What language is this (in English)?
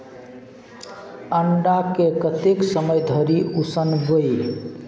Maithili